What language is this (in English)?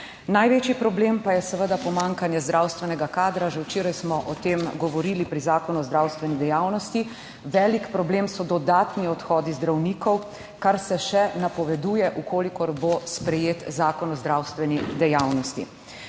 Slovenian